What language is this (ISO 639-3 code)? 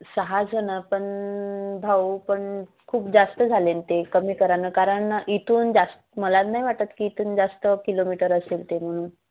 mar